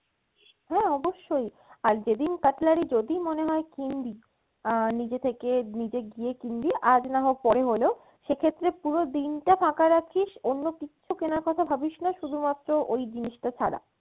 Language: Bangla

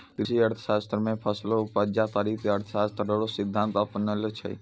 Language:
Maithili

